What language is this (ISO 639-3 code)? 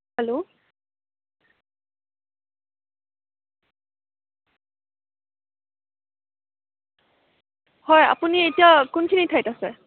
asm